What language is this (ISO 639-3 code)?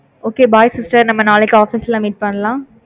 tam